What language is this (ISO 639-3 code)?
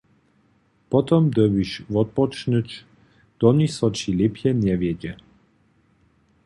hsb